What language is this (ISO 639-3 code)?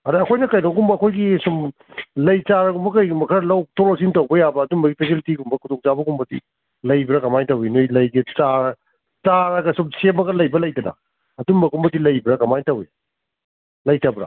mni